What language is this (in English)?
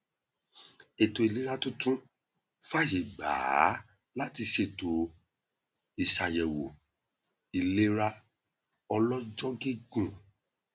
Yoruba